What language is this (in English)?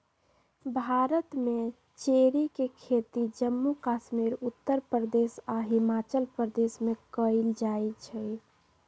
Magahi